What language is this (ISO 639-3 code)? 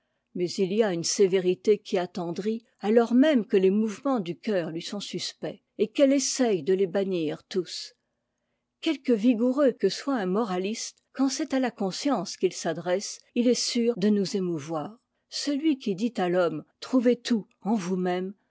fra